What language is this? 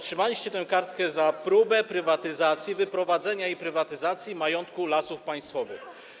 Polish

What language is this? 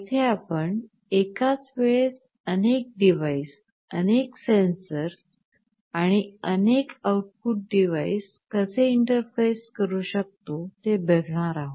Marathi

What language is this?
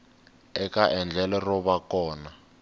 Tsonga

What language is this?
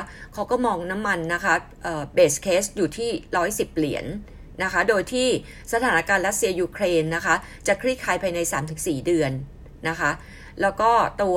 Thai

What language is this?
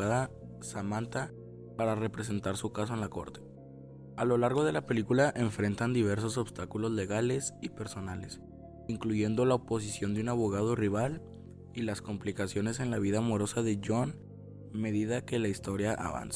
Spanish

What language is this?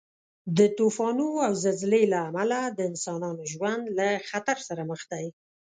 Pashto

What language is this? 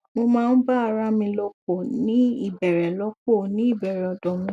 Yoruba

